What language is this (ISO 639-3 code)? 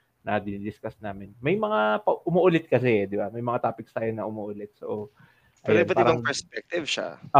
fil